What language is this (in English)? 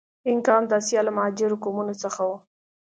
Pashto